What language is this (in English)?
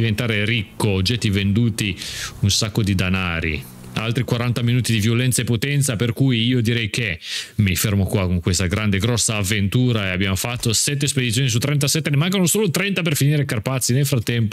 Italian